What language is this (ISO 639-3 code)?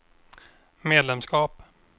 swe